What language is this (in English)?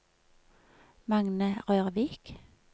Norwegian